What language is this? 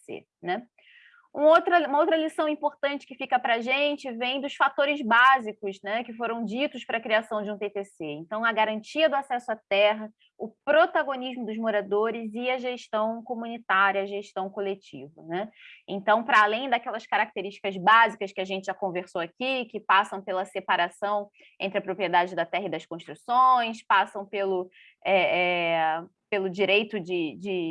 Portuguese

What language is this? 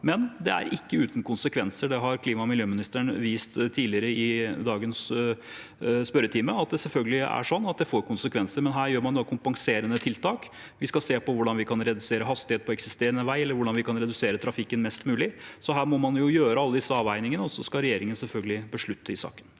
Norwegian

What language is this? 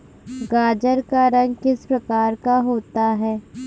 Hindi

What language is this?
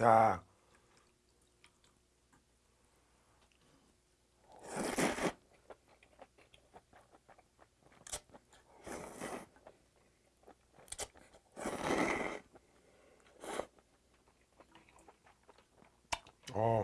Korean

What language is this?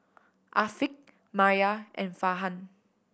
English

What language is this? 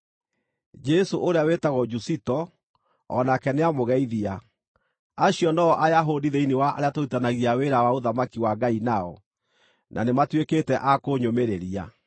Kikuyu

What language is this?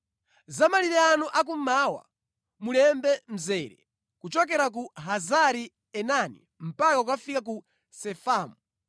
Nyanja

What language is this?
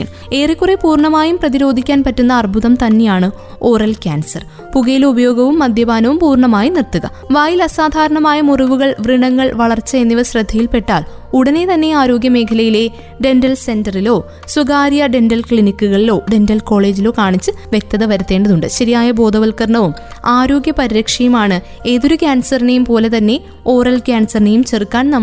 Malayalam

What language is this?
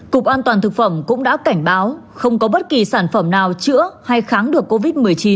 Vietnamese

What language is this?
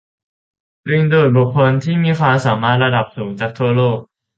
Thai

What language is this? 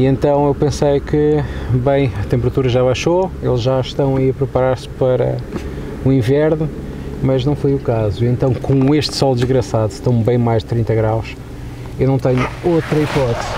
Portuguese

